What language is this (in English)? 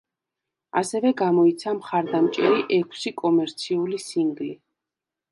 Georgian